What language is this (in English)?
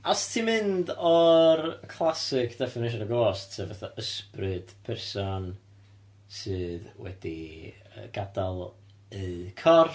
Welsh